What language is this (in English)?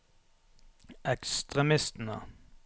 Norwegian